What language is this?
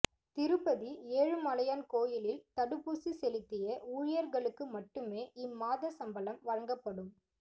Tamil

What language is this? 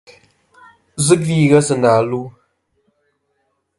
Kom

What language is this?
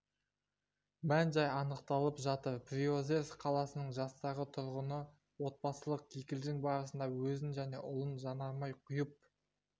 Kazakh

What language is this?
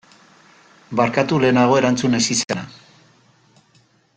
Basque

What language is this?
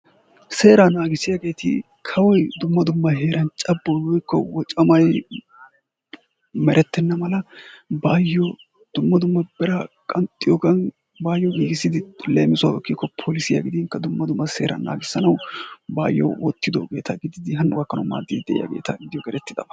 Wolaytta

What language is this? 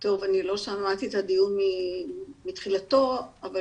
Hebrew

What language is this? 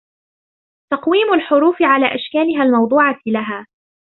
Arabic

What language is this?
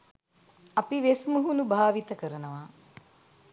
Sinhala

